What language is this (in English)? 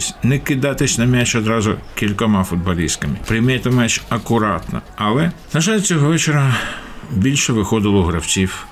Ukrainian